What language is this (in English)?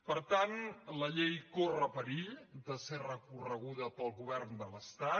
Catalan